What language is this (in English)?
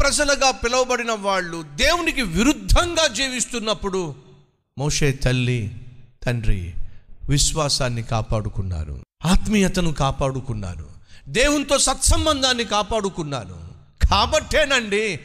Telugu